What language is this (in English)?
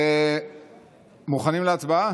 Hebrew